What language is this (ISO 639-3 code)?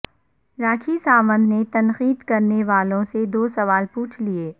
urd